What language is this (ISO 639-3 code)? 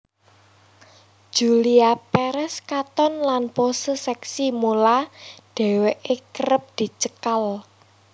jav